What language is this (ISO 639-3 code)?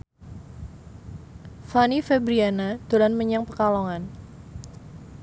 jav